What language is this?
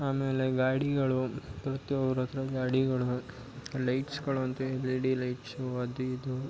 Kannada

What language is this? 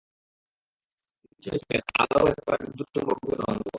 Bangla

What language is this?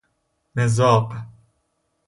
Persian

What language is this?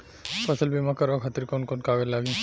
Bhojpuri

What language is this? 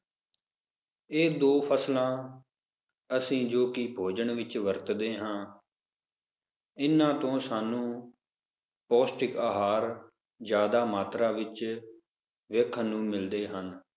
Punjabi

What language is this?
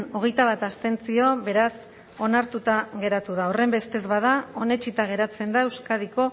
Basque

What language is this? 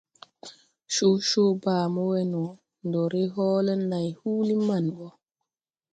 Tupuri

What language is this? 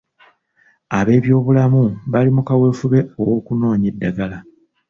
Ganda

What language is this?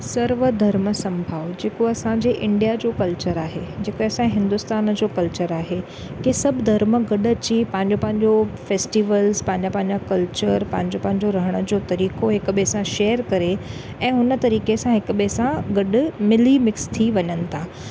Sindhi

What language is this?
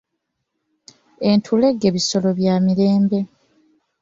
Ganda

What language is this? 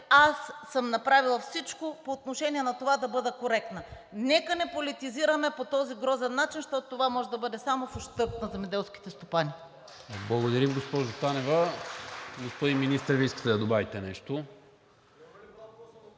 Bulgarian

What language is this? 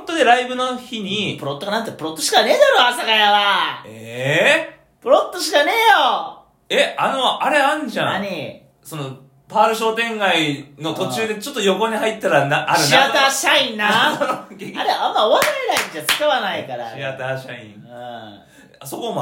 Japanese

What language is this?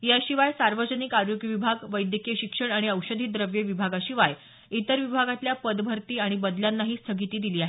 Marathi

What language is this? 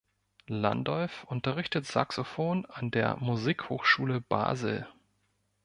German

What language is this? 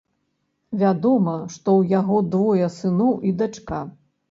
Belarusian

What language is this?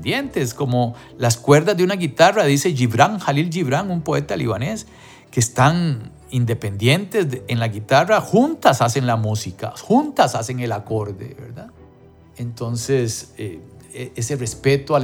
Spanish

